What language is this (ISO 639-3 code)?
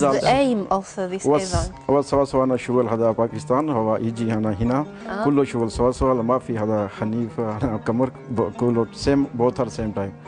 ara